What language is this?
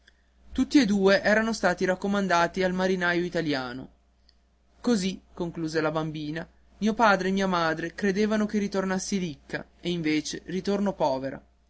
Italian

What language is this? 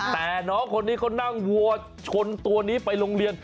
Thai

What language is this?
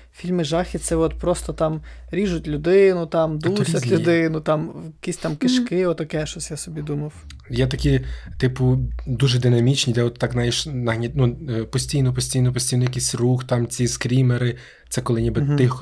Ukrainian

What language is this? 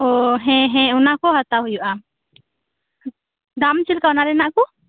Santali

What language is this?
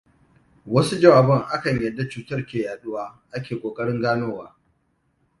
Hausa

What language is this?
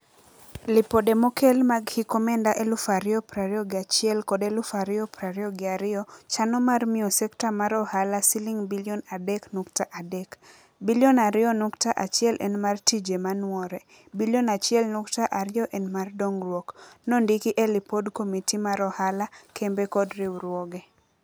Luo (Kenya and Tanzania)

